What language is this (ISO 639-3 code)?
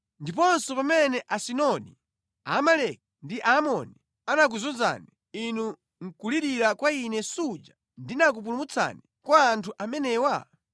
nya